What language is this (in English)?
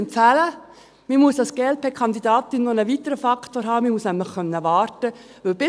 Swiss German